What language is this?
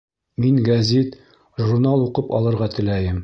Bashkir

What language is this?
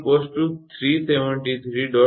Gujarati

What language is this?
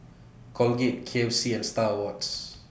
English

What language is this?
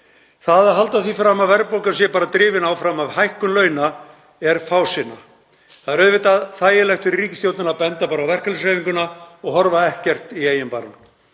Icelandic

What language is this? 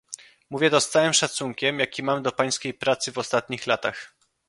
Polish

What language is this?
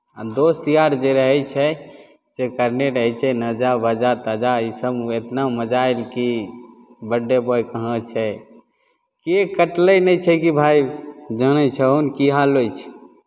Maithili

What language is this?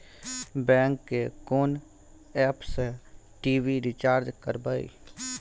Maithili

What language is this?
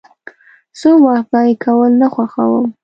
Pashto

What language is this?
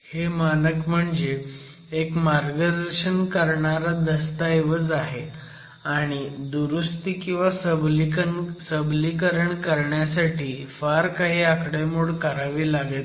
Marathi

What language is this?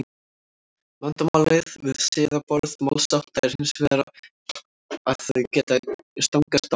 Icelandic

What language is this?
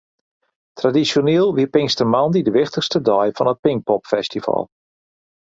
Western Frisian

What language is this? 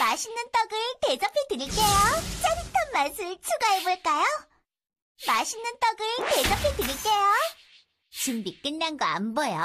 Korean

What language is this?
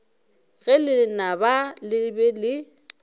Northern Sotho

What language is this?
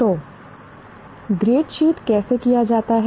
Hindi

